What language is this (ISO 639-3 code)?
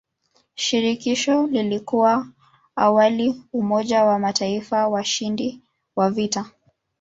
swa